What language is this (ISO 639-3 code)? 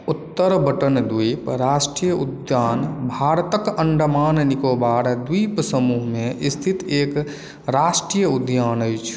mai